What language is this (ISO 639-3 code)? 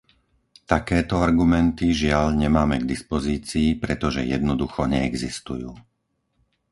slk